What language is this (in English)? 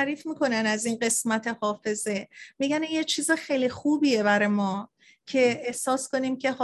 Persian